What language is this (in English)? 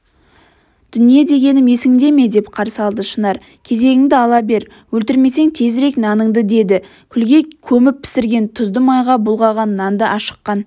Kazakh